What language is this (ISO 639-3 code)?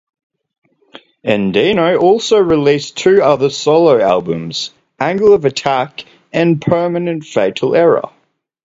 eng